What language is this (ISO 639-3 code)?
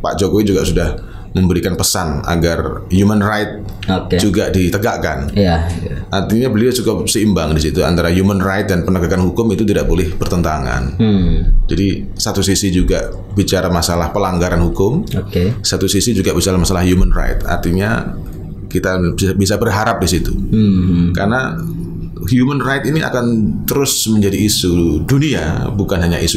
ind